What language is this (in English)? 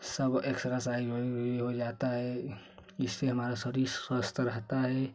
Hindi